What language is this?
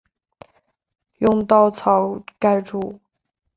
Chinese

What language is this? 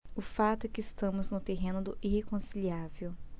Portuguese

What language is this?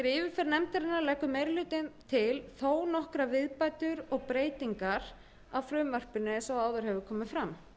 Icelandic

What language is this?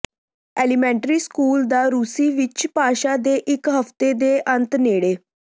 Punjabi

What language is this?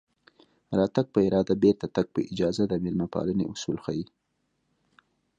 Pashto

